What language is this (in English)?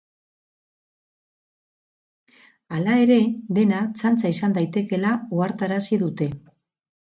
Basque